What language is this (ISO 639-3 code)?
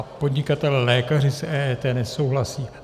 ces